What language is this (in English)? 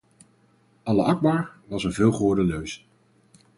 Dutch